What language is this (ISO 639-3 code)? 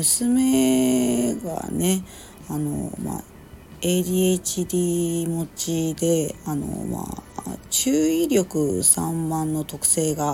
jpn